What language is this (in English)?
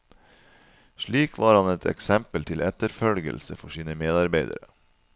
Norwegian